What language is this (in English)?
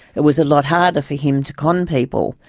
English